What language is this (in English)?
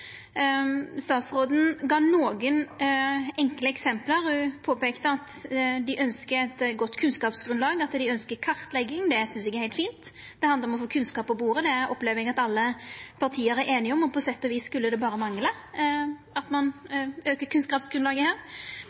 Norwegian Nynorsk